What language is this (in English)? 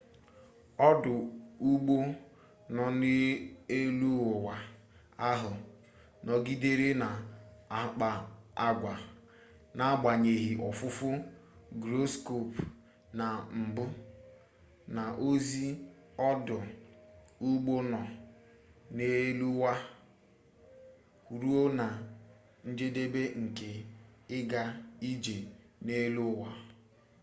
Igbo